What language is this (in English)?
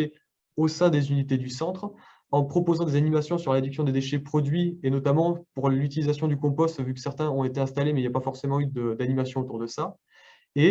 French